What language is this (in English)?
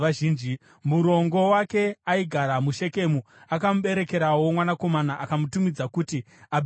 Shona